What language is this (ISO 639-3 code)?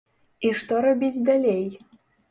bel